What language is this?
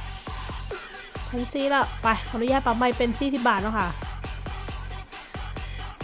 Thai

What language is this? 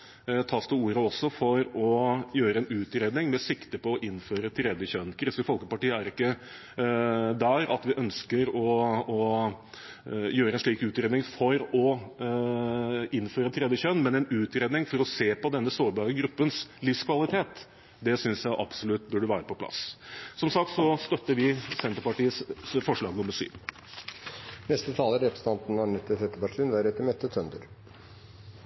Norwegian Bokmål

